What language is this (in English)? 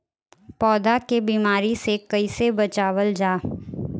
Bhojpuri